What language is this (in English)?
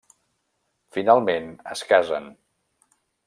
Catalan